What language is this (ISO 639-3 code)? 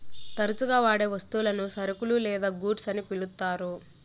tel